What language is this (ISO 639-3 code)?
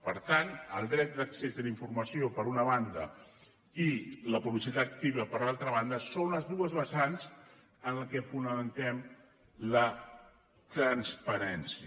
cat